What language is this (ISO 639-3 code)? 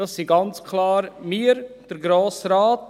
gsw